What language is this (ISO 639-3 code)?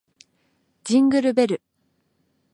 jpn